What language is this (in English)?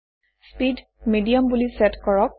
Assamese